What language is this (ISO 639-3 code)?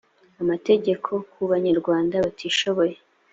kin